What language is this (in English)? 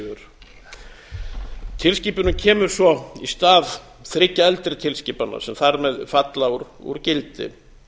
Icelandic